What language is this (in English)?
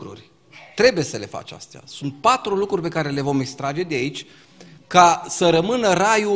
Romanian